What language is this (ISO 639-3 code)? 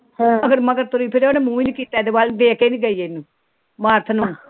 pan